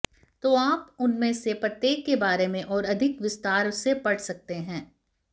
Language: Hindi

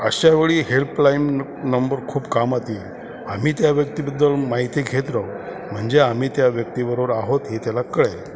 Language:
Marathi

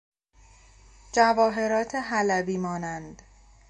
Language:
Persian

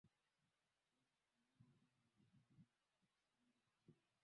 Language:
Swahili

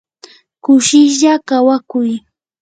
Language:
Yanahuanca Pasco Quechua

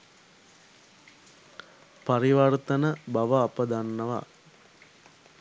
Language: Sinhala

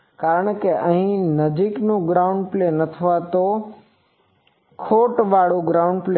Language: Gujarati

